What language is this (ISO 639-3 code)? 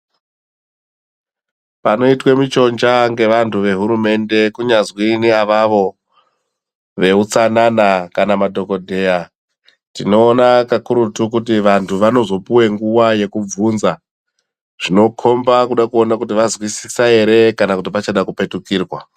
ndc